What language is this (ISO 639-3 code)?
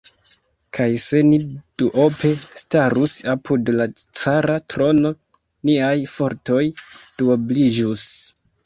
epo